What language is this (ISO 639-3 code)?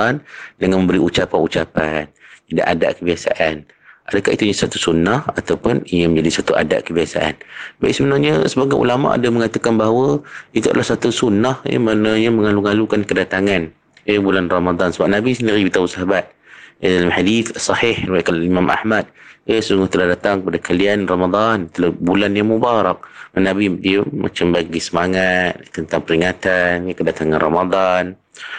msa